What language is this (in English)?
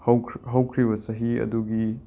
Manipuri